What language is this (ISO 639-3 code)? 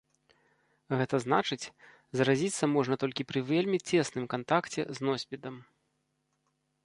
bel